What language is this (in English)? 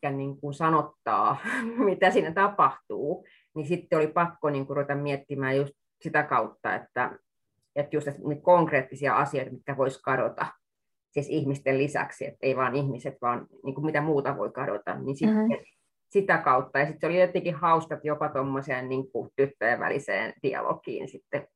Finnish